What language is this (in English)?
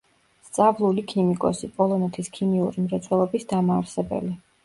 Georgian